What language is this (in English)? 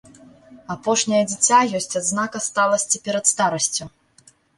Belarusian